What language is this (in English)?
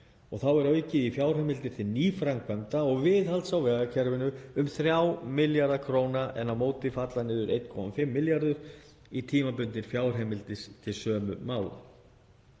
Icelandic